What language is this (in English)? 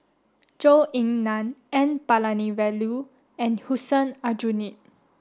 English